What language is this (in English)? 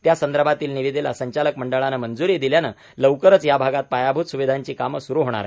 Marathi